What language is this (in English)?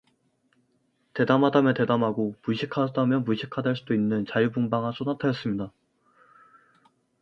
Korean